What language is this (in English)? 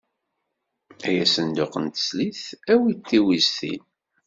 Kabyle